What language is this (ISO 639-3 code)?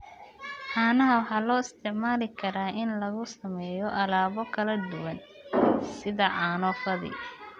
som